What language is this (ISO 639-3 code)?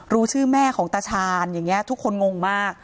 tha